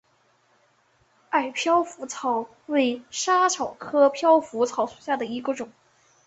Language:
Chinese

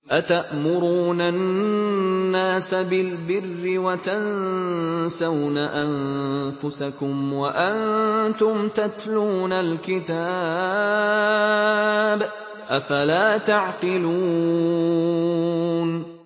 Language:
Arabic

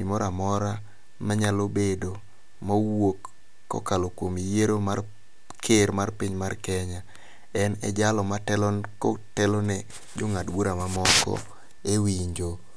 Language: Luo (Kenya and Tanzania)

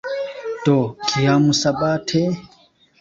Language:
Esperanto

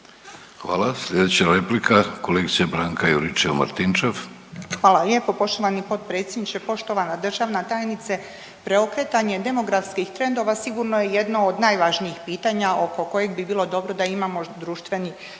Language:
Croatian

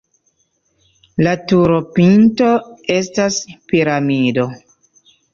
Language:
Esperanto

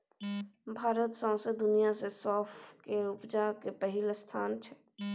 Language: Maithili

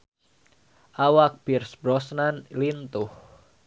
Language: Sundanese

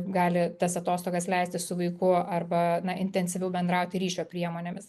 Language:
Lithuanian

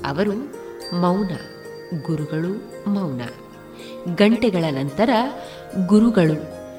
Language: Kannada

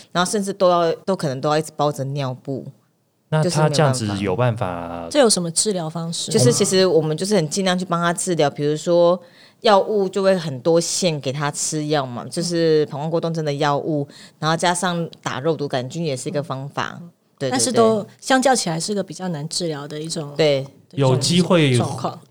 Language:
Chinese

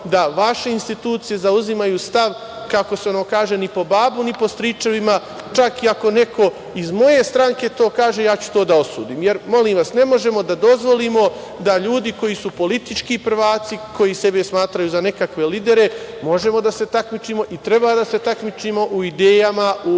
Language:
Serbian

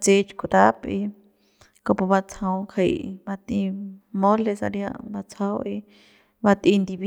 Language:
Central Pame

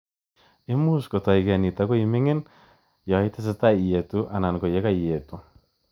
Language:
Kalenjin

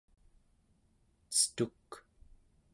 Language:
Central Yupik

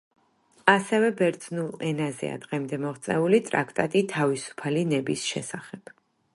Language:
Georgian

